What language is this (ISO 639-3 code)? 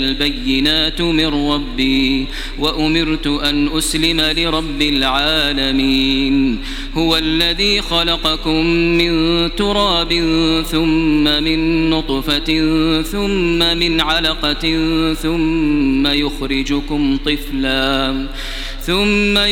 ara